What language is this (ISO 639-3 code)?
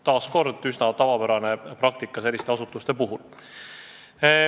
est